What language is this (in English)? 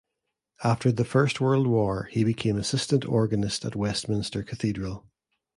English